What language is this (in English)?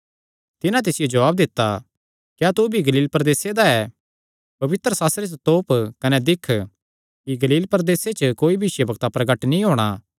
Kangri